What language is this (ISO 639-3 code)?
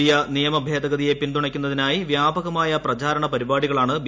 mal